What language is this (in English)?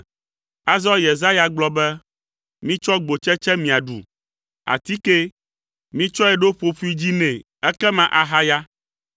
Ewe